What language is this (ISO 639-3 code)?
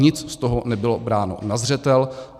ces